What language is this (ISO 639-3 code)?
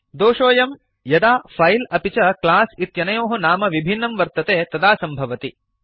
san